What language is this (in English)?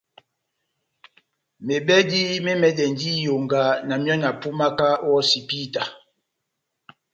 Batanga